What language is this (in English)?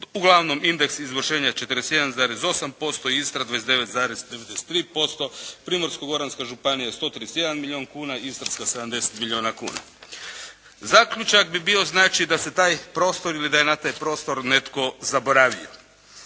Croatian